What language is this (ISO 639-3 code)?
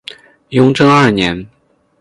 zho